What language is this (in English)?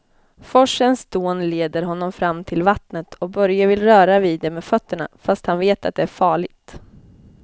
Swedish